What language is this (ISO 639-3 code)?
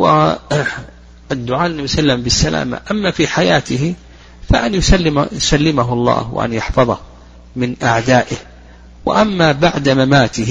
ara